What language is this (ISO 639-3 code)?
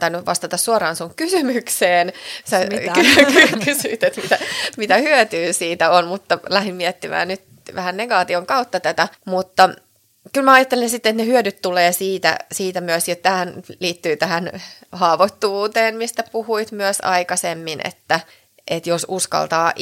fin